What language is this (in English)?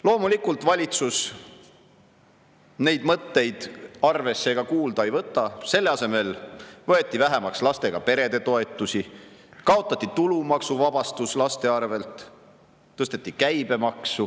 Estonian